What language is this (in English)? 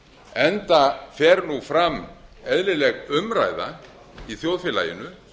Icelandic